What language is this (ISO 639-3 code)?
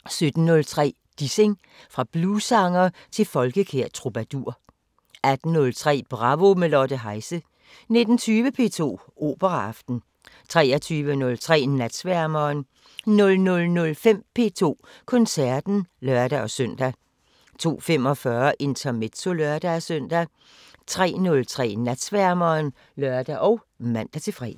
dan